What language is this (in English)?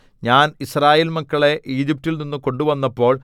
Malayalam